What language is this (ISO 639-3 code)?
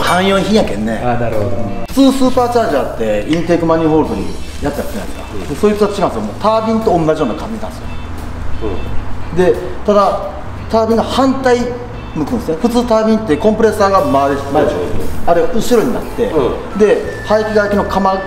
jpn